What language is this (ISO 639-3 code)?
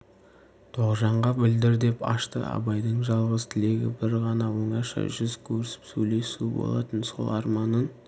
kaz